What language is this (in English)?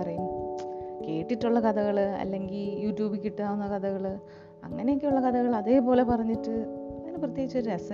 Malayalam